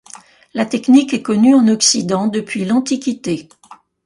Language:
French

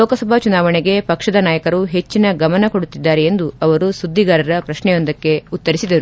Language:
Kannada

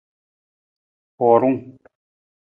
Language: Nawdm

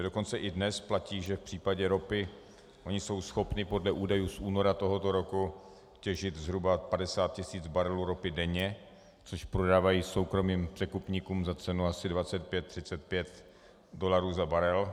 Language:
Czech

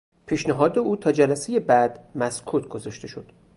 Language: Persian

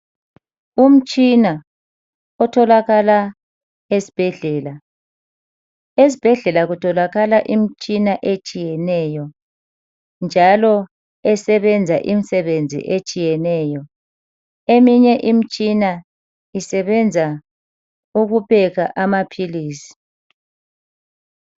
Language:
North Ndebele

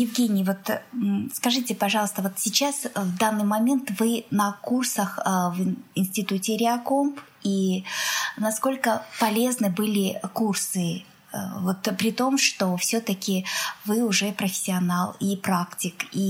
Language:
Russian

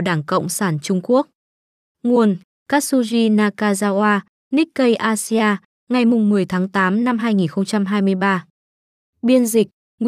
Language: Vietnamese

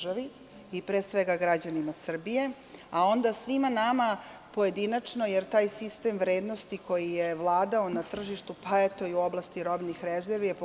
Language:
Serbian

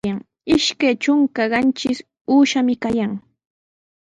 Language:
Sihuas Ancash Quechua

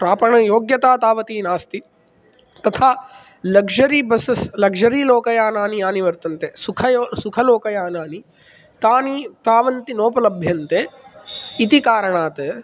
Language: Sanskrit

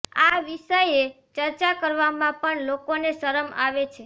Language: Gujarati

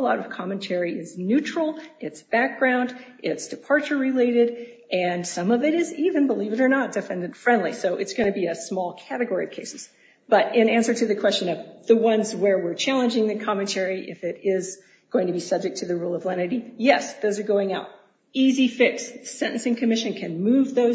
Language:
English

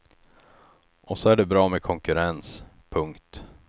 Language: Swedish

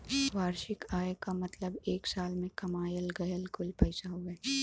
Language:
Bhojpuri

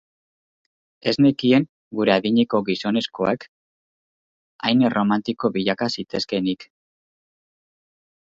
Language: Basque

